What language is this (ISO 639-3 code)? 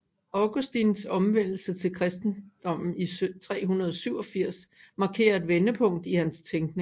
dan